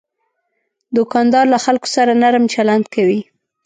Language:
Pashto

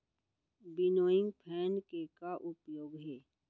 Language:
Chhattisgarhi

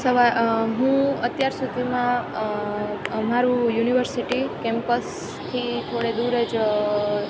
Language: Gujarati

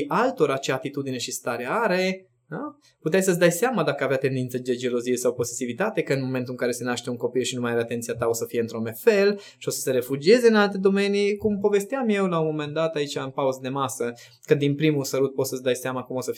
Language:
Romanian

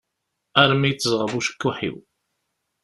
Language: Kabyle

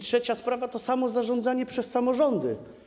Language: Polish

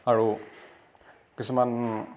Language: Assamese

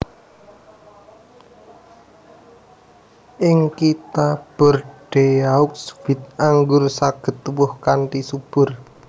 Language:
Javanese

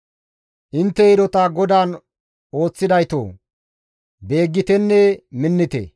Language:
Gamo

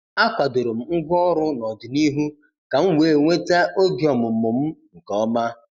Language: Igbo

